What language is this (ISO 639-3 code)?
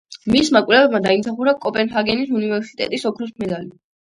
kat